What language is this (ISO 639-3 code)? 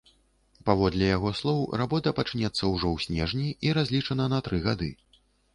bel